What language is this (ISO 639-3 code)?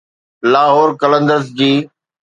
snd